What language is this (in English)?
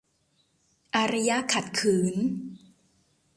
Thai